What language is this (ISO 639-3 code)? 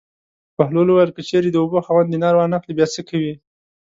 pus